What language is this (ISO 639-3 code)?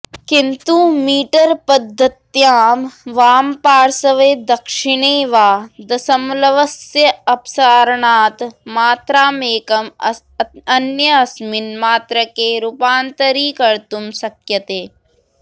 san